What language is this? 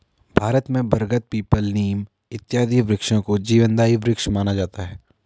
Hindi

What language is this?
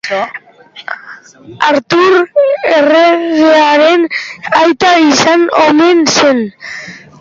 Basque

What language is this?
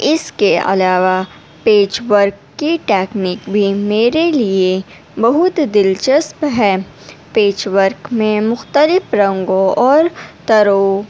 Urdu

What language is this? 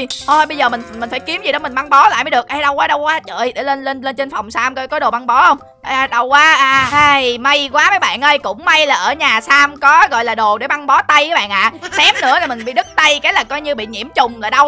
Vietnamese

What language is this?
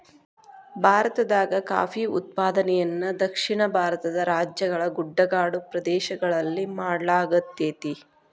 Kannada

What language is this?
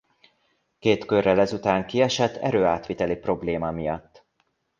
Hungarian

